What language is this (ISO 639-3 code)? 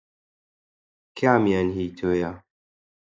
ckb